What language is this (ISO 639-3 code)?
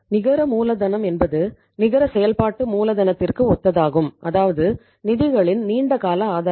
tam